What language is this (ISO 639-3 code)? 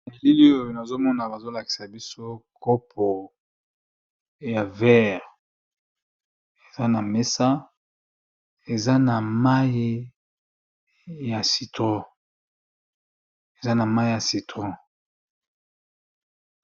lin